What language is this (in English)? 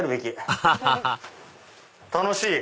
Japanese